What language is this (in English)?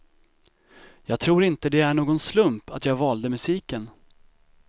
Swedish